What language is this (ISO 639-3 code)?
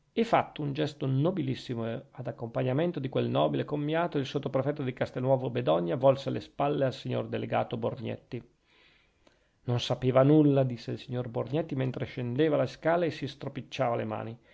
ita